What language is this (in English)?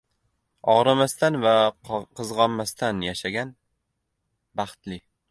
Uzbek